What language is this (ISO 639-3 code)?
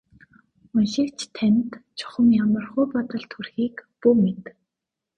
mon